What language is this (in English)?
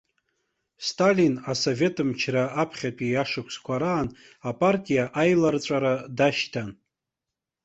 Abkhazian